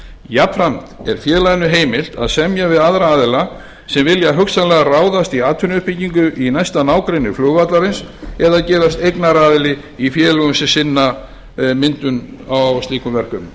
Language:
Icelandic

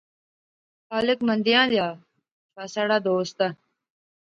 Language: Pahari-Potwari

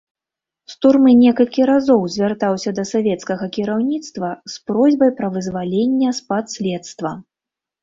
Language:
Belarusian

